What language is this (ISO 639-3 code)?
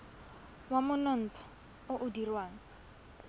tsn